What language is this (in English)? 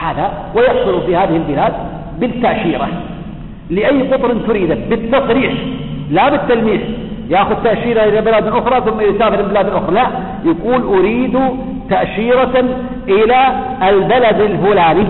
Arabic